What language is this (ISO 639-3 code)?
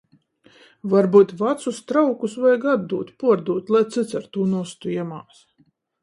ltg